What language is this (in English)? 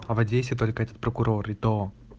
Russian